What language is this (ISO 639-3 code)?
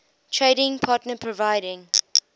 eng